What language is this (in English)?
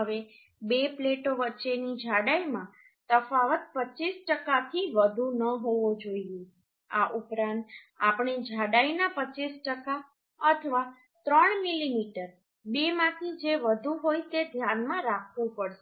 Gujarati